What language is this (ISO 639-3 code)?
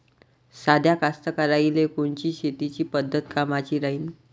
mar